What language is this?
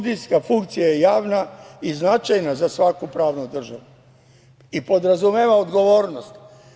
Serbian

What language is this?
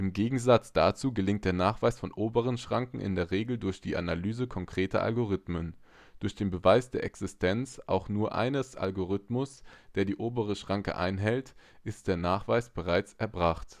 German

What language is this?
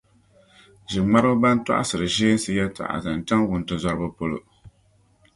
Dagbani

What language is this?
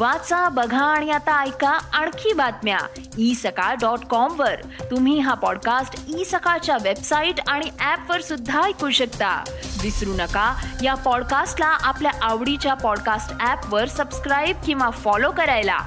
Marathi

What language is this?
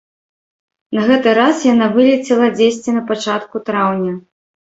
Belarusian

